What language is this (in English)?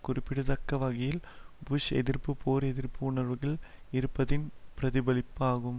Tamil